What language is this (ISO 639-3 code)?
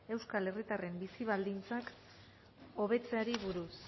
eus